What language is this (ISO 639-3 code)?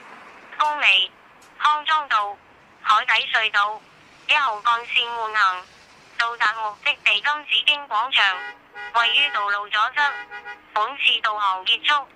zho